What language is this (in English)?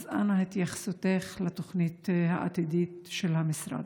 Hebrew